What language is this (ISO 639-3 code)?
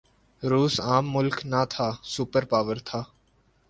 urd